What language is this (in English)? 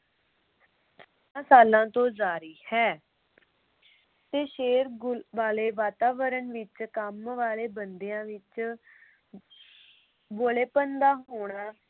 Punjabi